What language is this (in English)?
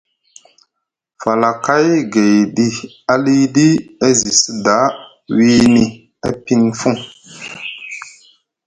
Musgu